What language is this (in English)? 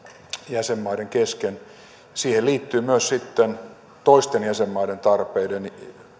Finnish